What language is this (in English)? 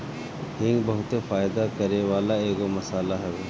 Bhojpuri